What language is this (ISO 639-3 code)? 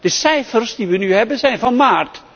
nld